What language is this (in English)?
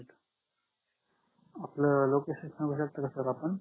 Marathi